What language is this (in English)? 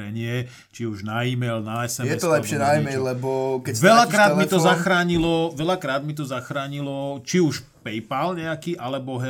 Slovak